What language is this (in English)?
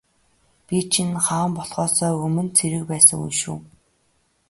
Mongolian